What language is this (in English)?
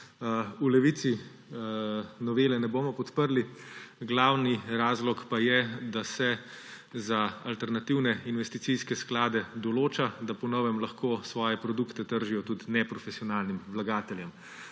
Slovenian